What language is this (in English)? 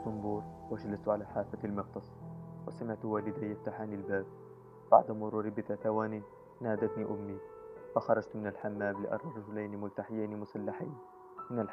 Arabic